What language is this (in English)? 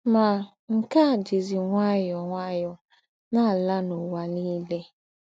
Igbo